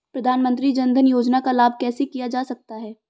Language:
Hindi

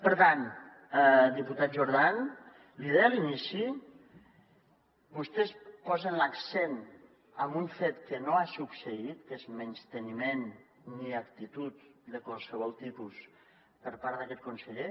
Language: Catalan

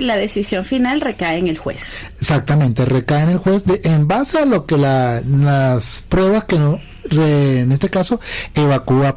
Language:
Spanish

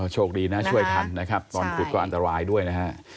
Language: Thai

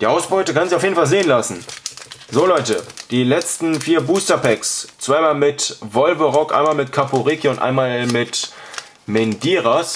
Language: German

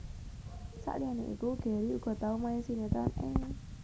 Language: Javanese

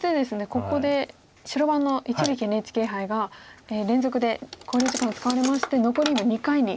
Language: Japanese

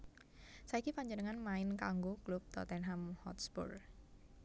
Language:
Javanese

